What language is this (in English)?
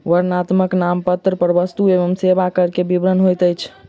Maithili